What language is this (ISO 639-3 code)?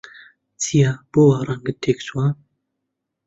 ckb